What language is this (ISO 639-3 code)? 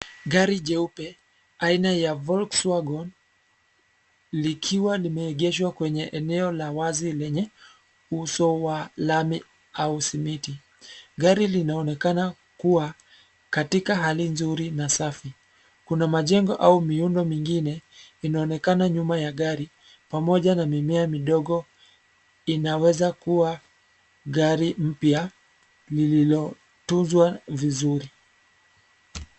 swa